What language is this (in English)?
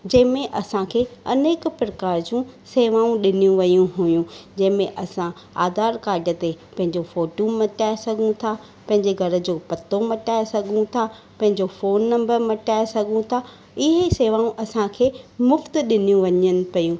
Sindhi